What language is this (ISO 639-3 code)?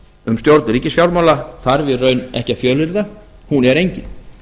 isl